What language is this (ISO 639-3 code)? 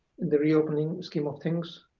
eng